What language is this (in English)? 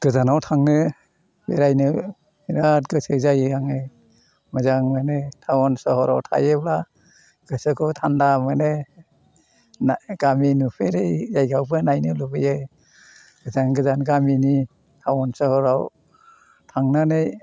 Bodo